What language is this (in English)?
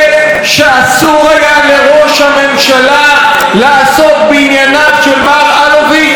Hebrew